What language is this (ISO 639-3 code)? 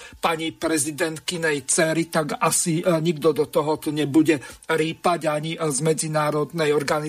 slk